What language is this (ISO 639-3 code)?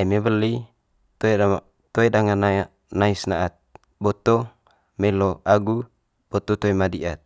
mqy